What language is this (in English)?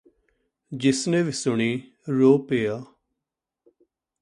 Punjabi